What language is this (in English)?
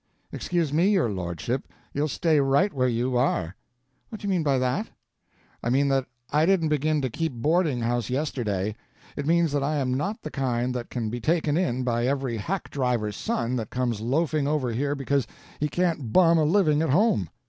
English